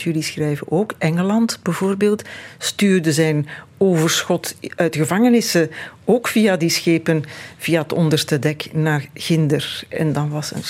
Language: Dutch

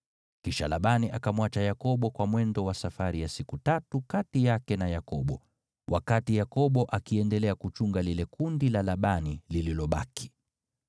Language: Swahili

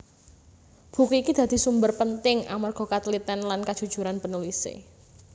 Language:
Javanese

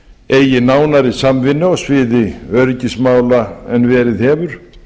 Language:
Icelandic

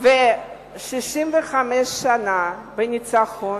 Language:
Hebrew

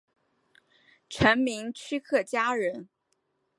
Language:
Chinese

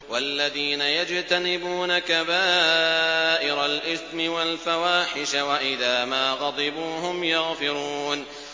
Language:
Arabic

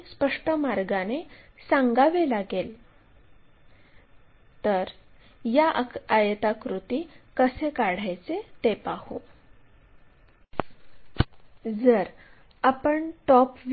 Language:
Marathi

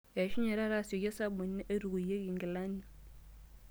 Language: Masai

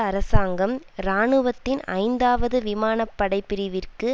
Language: Tamil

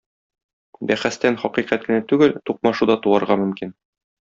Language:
Tatar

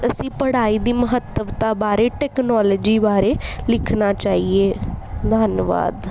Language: Punjabi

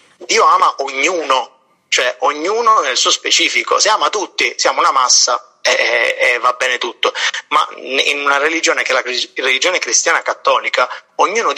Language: Italian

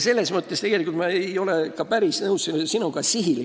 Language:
Estonian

